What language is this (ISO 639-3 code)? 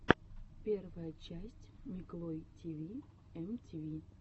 rus